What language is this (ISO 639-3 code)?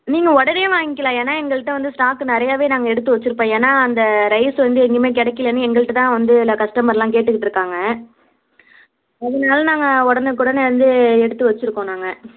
tam